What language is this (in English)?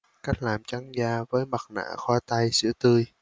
Vietnamese